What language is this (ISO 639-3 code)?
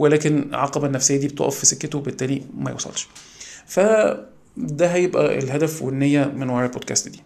ara